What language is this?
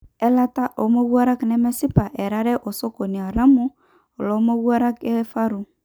Masai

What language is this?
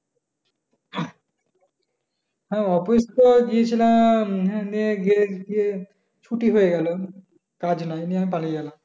Bangla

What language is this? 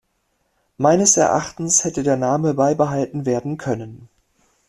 German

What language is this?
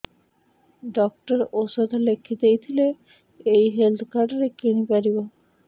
Odia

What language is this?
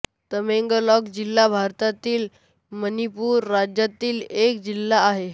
Marathi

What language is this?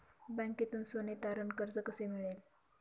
Marathi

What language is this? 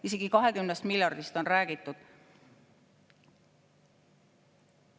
Estonian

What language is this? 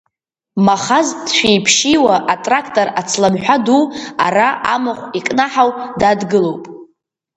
Abkhazian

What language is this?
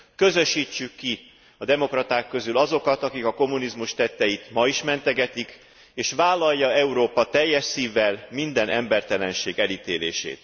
Hungarian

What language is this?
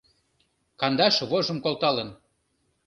Mari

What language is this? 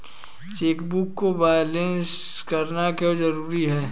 Hindi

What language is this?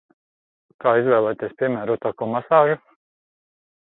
Latvian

